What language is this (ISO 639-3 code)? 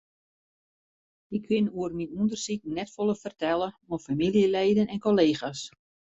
fry